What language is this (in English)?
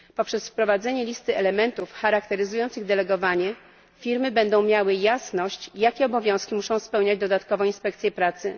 Polish